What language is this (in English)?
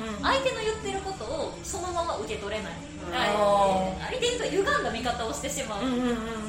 Japanese